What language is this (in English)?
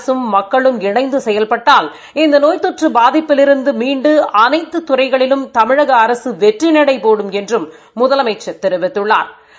Tamil